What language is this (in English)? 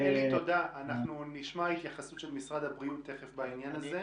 Hebrew